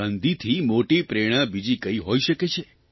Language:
Gujarati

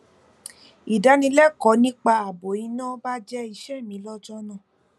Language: Yoruba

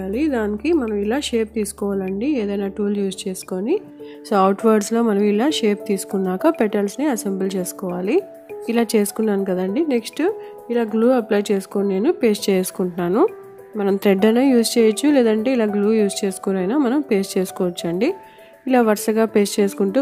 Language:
Hindi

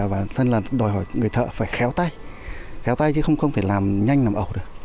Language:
Vietnamese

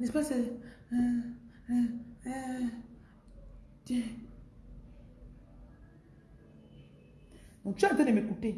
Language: French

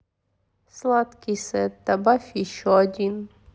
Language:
Russian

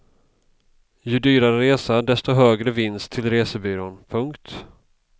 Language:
Swedish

